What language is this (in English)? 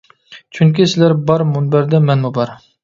Uyghur